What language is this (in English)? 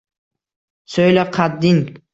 Uzbek